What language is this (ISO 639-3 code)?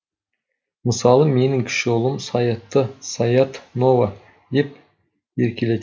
kaz